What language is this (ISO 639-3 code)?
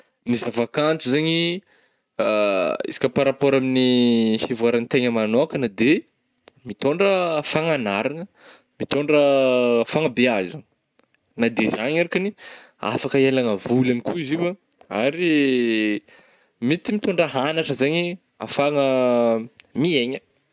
bmm